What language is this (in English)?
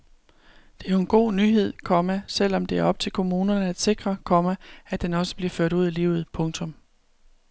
Danish